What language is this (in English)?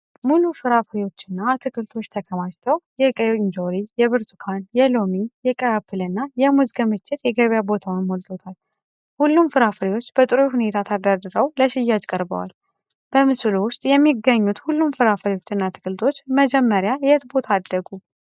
Amharic